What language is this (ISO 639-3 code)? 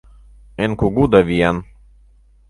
chm